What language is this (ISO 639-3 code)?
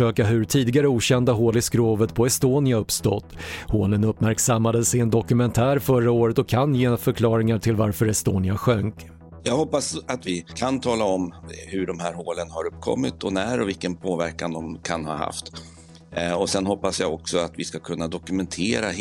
swe